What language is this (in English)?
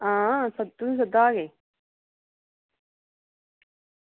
Dogri